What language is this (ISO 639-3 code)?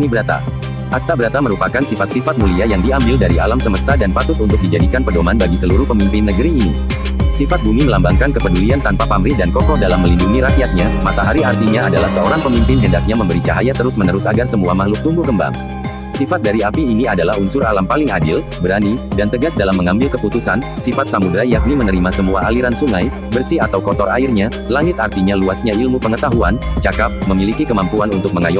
ind